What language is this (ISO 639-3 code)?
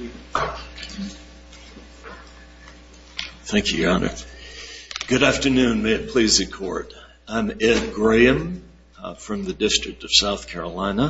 eng